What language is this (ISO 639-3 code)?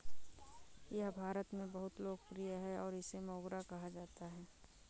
hin